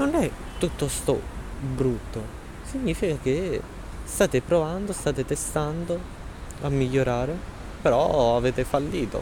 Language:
Italian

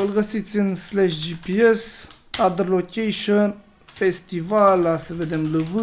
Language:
Romanian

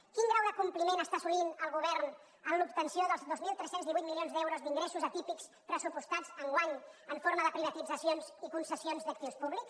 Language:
Catalan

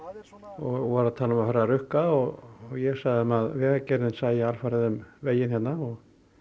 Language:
Icelandic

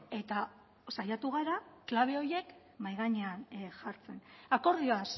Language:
Basque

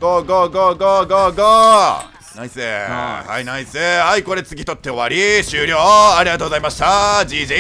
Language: Japanese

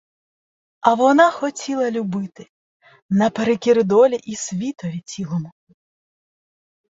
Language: Ukrainian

